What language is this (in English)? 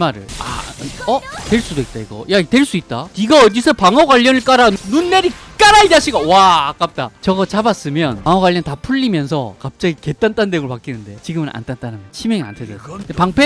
Korean